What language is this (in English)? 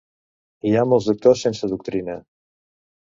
Catalan